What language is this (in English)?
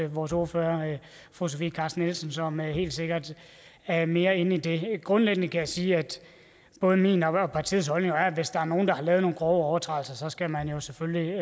Danish